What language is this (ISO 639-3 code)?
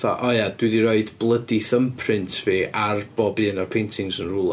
cym